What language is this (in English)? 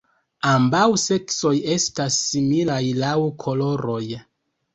Esperanto